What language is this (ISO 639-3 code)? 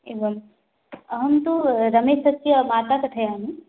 san